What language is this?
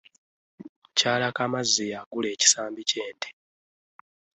Ganda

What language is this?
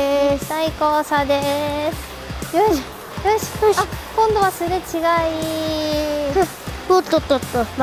Japanese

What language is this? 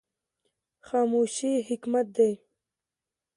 Pashto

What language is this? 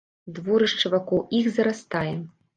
Belarusian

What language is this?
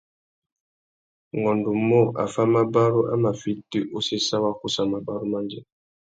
Tuki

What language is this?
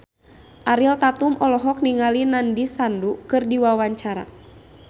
Sundanese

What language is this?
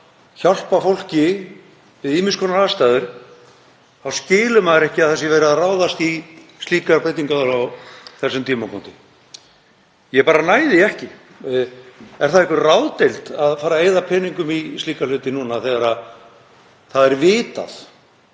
Icelandic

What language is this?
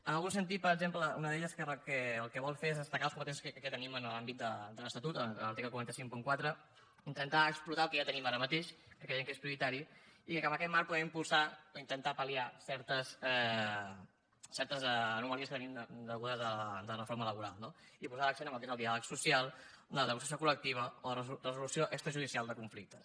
Catalan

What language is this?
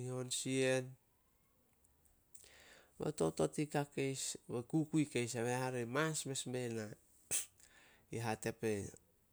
Solos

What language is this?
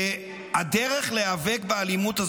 Hebrew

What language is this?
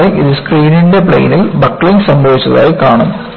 Malayalam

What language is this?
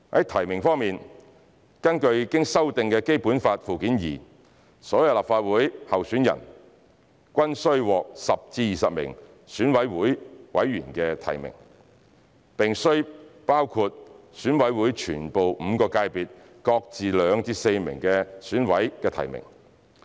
Cantonese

